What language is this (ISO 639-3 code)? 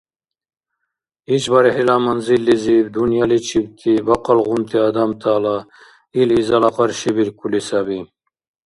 dar